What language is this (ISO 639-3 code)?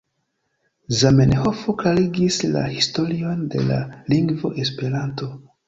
epo